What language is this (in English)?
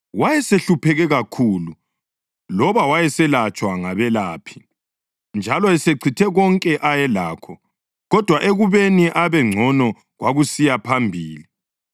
North Ndebele